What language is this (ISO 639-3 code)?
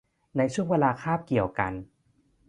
tha